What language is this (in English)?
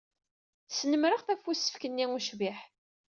Kabyle